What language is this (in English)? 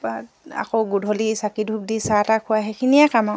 Assamese